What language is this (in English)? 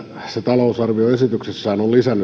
Finnish